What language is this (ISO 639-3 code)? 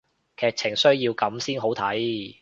yue